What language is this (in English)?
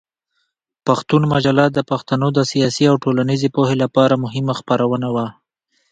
Pashto